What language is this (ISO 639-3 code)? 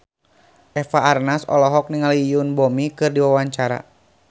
sun